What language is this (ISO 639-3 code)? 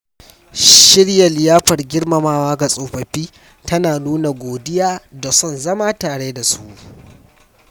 hau